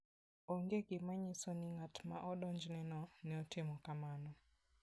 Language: Luo (Kenya and Tanzania)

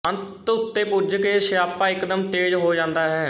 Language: Punjabi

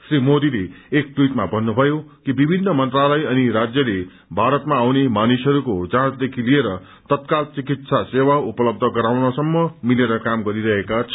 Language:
Nepali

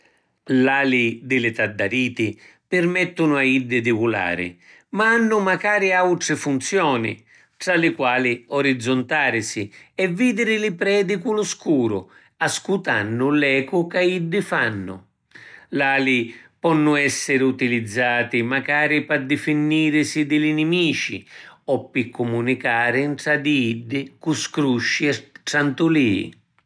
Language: Sicilian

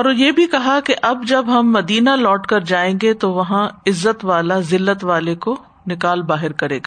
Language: Urdu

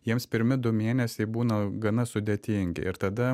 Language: Lithuanian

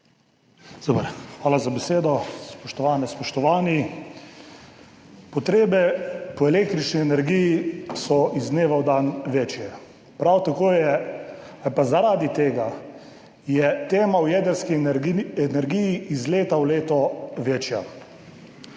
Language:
Slovenian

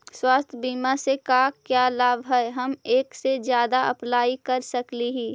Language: Magahi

